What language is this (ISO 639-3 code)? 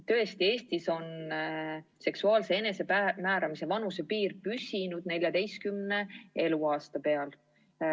est